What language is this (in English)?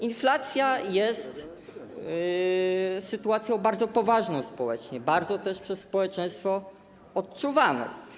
Polish